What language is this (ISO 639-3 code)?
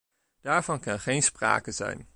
nld